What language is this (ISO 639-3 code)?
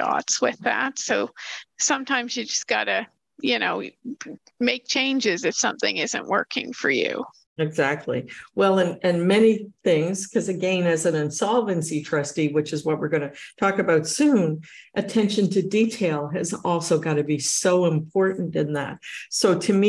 eng